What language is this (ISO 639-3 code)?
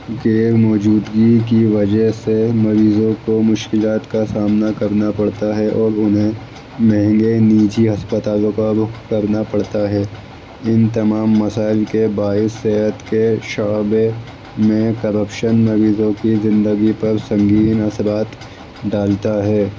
urd